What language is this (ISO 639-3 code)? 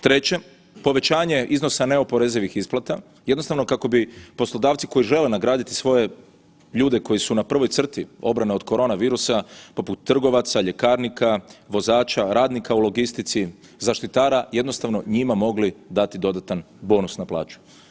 hrv